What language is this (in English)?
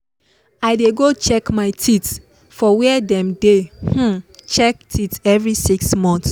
Nigerian Pidgin